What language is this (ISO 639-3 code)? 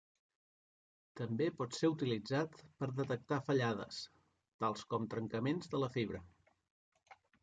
cat